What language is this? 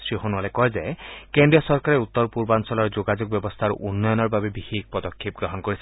Assamese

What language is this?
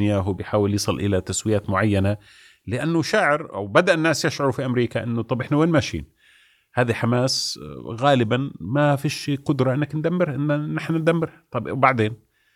Arabic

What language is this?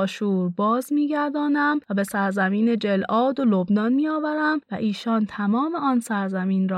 Persian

